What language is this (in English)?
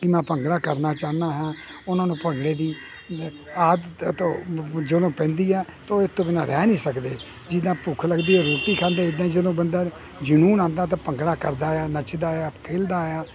Punjabi